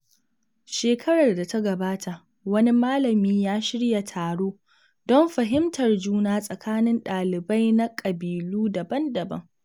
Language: Hausa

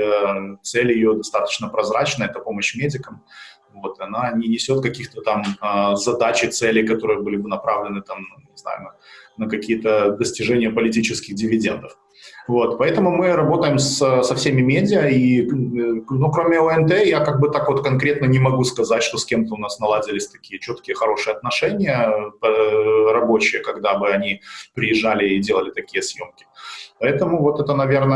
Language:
Russian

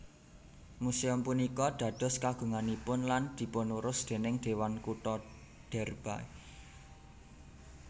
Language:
Javanese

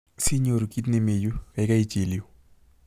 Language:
Kalenjin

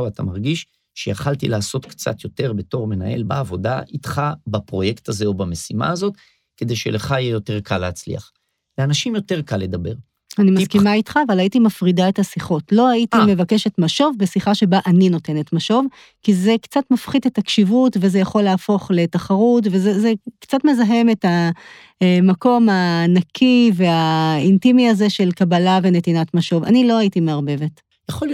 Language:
Hebrew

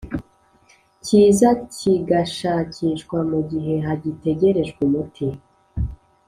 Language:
Kinyarwanda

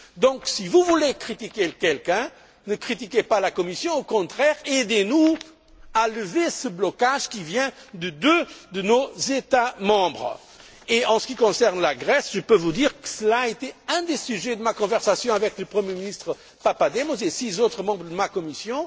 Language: French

